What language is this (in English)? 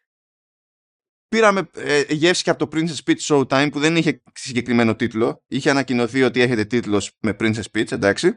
Greek